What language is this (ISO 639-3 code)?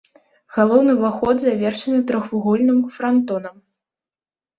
bel